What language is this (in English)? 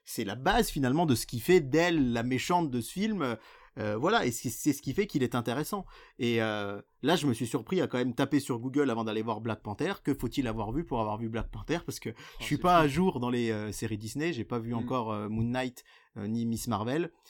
French